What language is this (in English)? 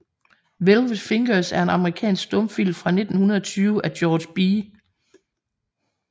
Danish